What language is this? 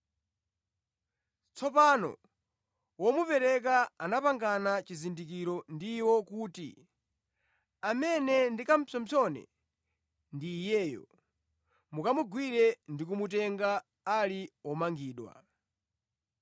Nyanja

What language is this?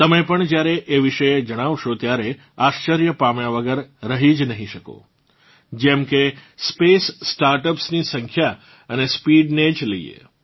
Gujarati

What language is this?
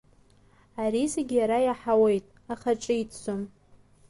Abkhazian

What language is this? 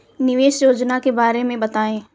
Hindi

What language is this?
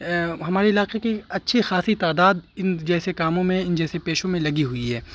Urdu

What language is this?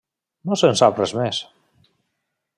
Catalan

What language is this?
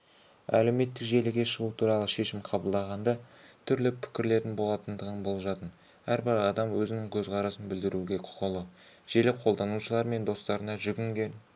Kazakh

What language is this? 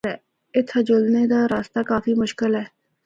Northern Hindko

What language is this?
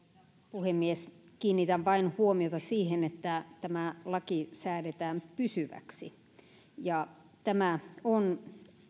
Finnish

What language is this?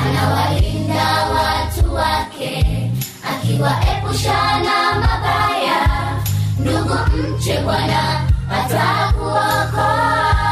Swahili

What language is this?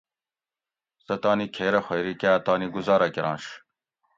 Gawri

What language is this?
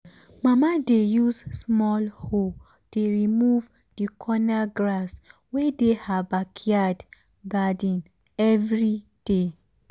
Nigerian Pidgin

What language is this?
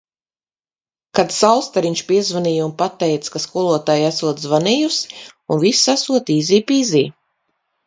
Latvian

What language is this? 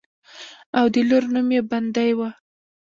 Pashto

